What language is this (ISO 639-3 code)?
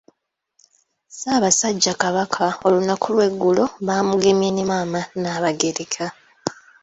lug